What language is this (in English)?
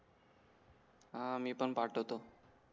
Marathi